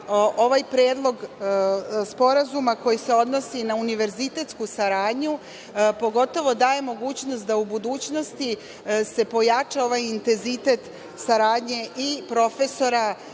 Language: Serbian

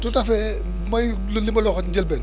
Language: Wolof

